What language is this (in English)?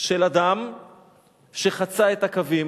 Hebrew